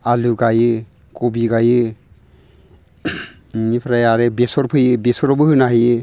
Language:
Bodo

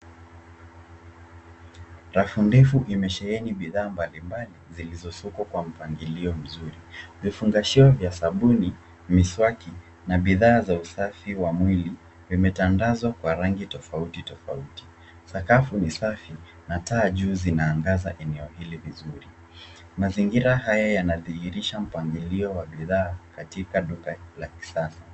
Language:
Swahili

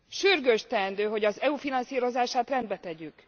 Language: Hungarian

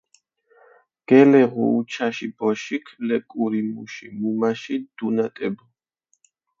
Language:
Mingrelian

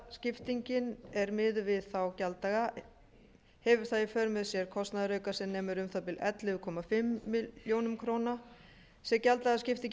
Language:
Icelandic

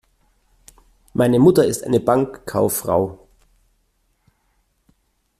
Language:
German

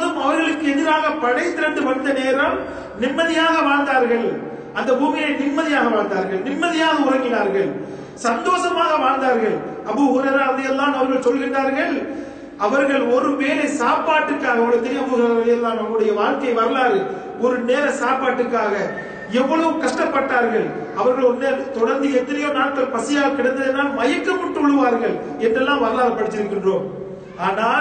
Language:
Turkish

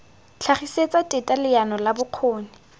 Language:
Tswana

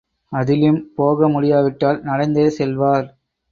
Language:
Tamil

